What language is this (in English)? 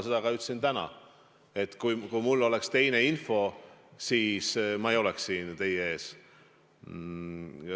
Estonian